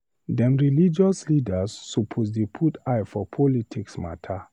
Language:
Nigerian Pidgin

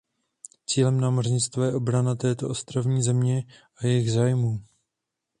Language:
Czech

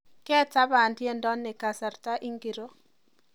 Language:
Kalenjin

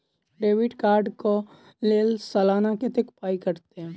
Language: Maithili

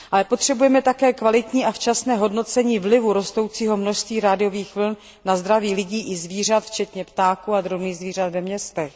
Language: Czech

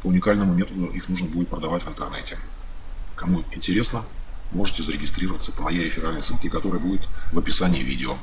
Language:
Russian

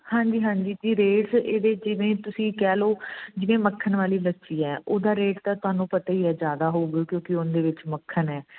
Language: Punjabi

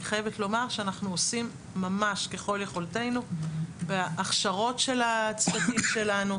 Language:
Hebrew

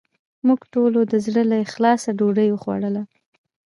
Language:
Pashto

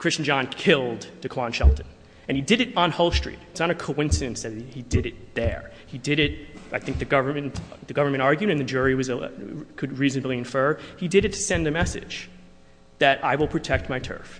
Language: English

